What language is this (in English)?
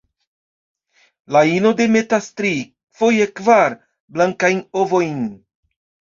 Esperanto